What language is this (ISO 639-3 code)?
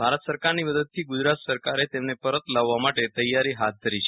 guj